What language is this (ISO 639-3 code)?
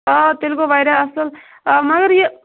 kas